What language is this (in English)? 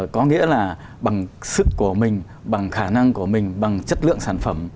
Vietnamese